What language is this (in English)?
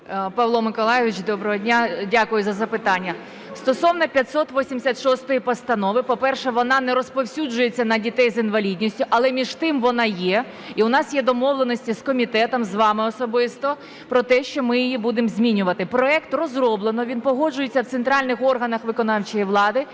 Ukrainian